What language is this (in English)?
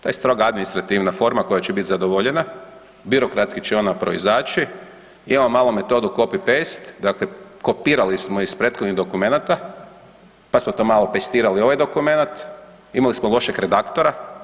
Croatian